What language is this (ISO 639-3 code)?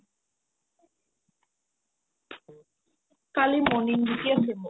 asm